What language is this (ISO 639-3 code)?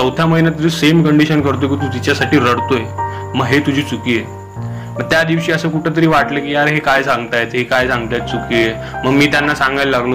mar